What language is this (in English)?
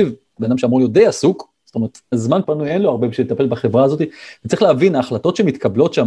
Hebrew